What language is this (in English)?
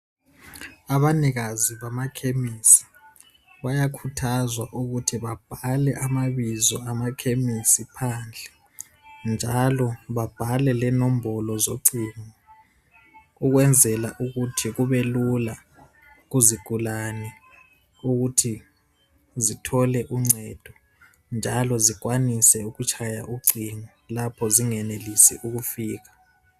North Ndebele